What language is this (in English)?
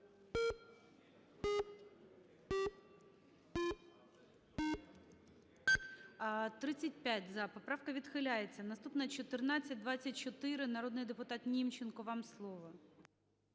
Ukrainian